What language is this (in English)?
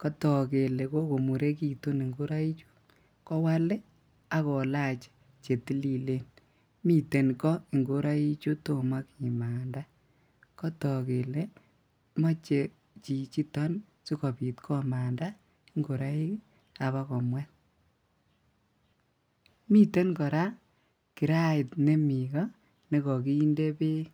Kalenjin